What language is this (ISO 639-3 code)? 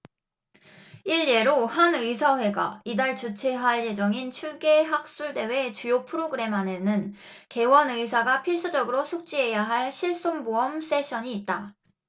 kor